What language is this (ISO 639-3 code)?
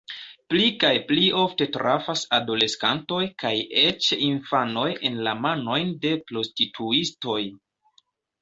epo